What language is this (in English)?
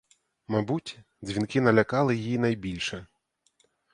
Ukrainian